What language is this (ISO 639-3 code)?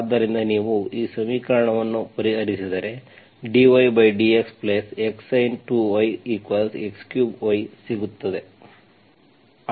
kan